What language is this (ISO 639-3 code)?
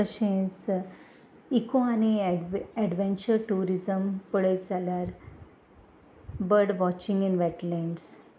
kok